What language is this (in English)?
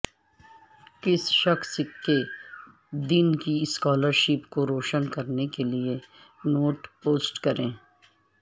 Urdu